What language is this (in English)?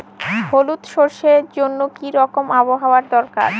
Bangla